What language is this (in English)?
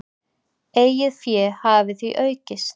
Icelandic